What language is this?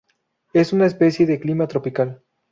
Spanish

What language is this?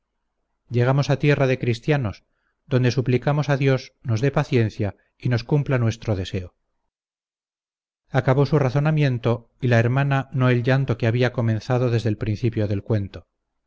Spanish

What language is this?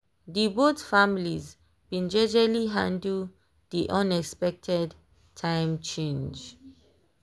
Nigerian Pidgin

